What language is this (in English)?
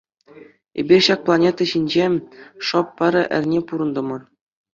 Chuvash